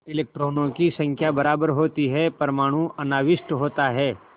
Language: Hindi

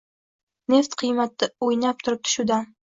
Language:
Uzbek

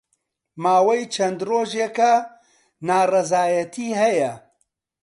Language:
Central Kurdish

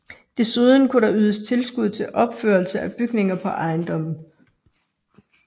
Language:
Danish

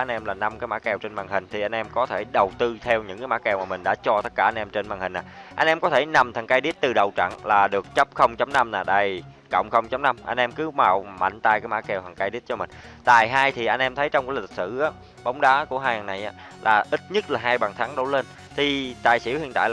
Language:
Vietnamese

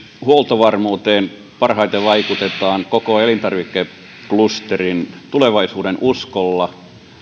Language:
Finnish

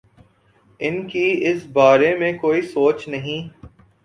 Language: Urdu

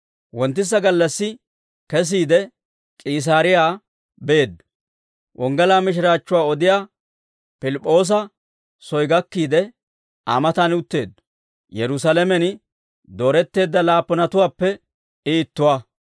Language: Dawro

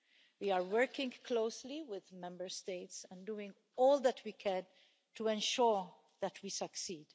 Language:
English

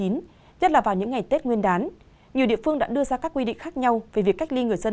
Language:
Vietnamese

